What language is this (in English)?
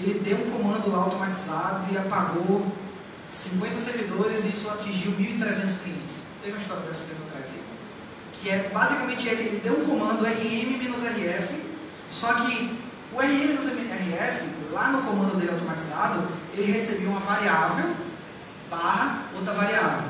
Portuguese